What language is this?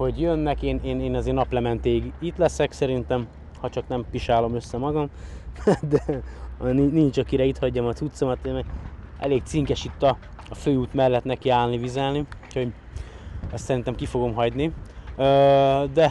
Hungarian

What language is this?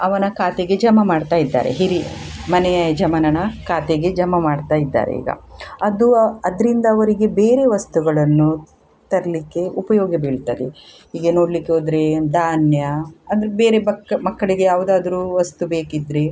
Kannada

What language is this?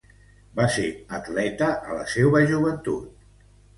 Catalan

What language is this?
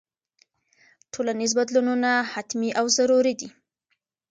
Pashto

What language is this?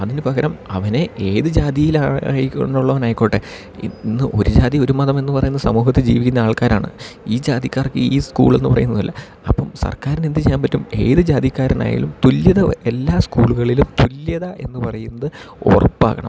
Malayalam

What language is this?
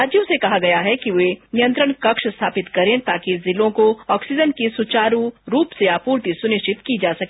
Hindi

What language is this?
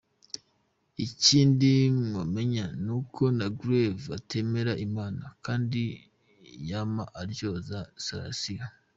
Kinyarwanda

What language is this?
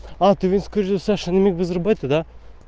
Russian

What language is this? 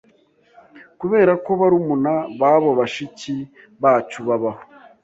Kinyarwanda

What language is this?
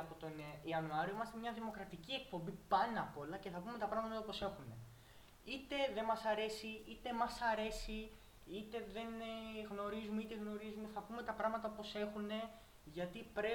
Greek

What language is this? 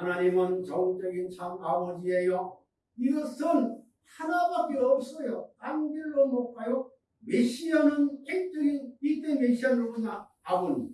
Korean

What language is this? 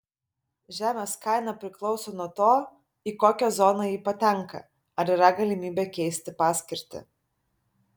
Lithuanian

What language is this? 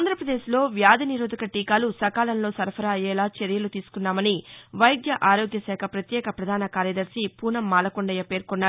Telugu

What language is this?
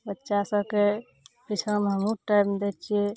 Maithili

